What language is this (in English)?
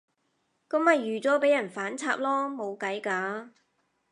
Cantonese